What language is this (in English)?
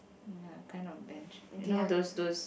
English